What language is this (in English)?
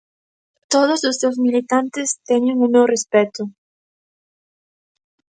Galician